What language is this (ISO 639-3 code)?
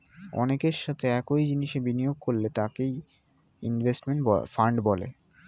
ben